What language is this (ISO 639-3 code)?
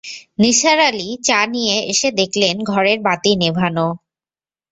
ben